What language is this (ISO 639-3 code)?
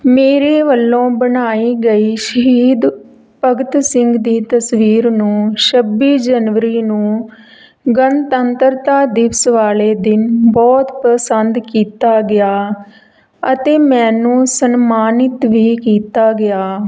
pan